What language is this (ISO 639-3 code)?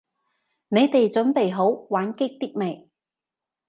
yue